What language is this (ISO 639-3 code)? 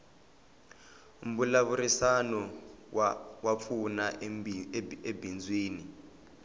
tso